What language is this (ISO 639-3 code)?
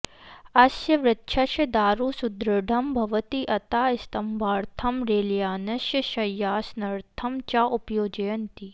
san